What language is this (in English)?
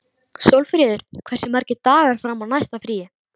Icelandic